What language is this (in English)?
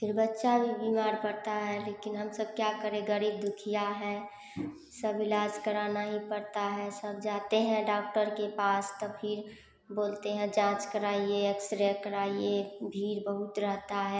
Hindi